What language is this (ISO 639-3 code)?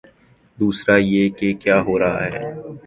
urd